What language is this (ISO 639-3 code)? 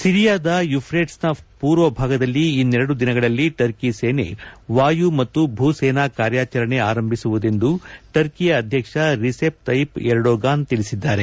kan